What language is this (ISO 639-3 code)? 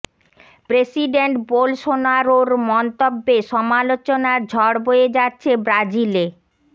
ben